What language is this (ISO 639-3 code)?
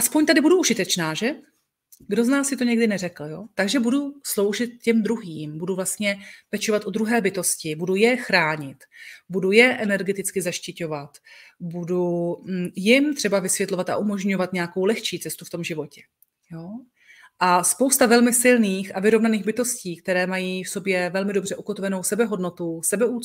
ces